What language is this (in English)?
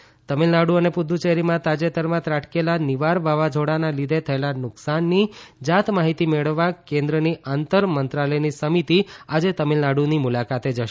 Gujarati